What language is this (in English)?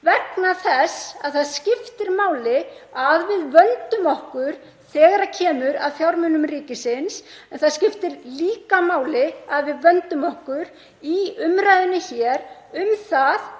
Icelandic